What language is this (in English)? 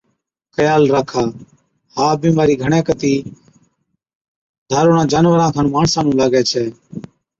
Od